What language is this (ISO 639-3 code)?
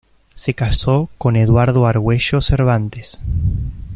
spa